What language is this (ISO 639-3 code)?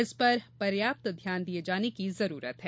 hin